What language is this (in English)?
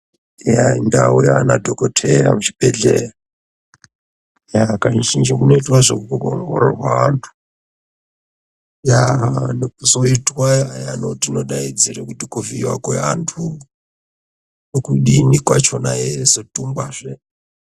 Ndau